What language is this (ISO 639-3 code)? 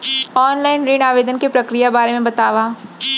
hne